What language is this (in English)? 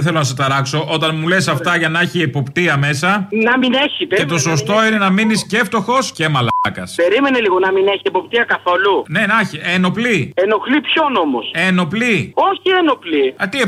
Greek